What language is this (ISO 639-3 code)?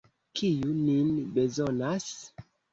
epo